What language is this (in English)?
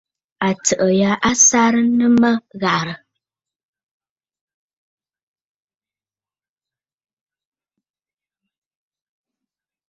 Bafut